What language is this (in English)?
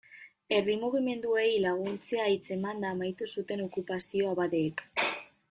Basque